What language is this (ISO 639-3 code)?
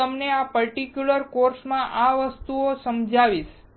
guj